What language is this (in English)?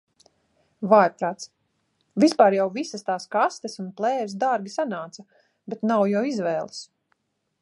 Latvian